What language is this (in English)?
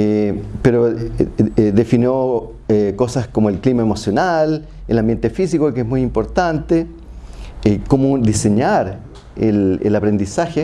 Spanish